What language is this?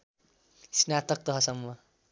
Nepali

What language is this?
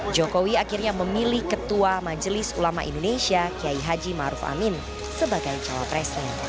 Indonesian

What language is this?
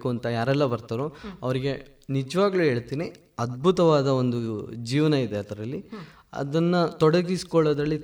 Kannada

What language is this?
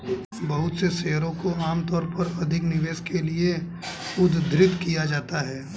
Hindi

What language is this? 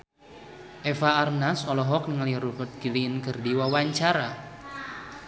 Sundanese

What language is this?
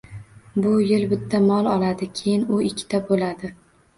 Uzbek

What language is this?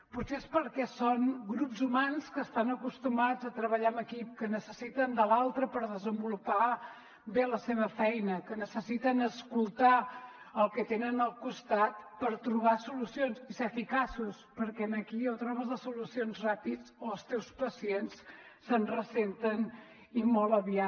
Catalan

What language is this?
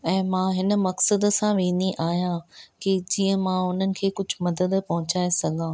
Sindhi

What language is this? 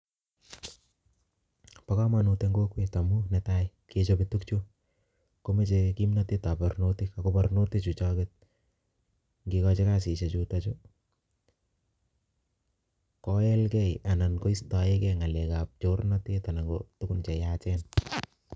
Kalenjin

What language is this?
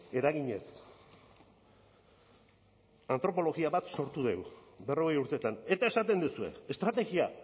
Basque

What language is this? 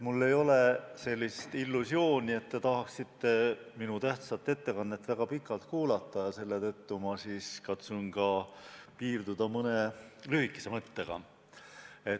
Estonian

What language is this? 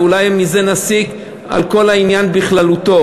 Hebrew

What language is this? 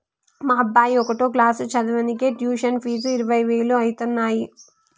Telugu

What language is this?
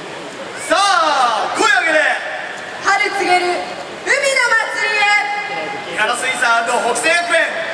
Japanese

